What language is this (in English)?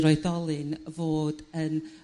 Welsh